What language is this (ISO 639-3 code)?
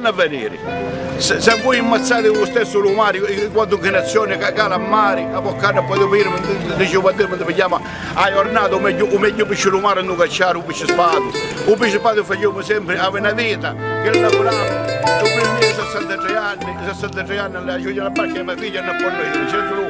ita